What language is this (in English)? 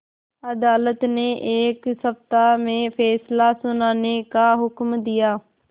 Hindi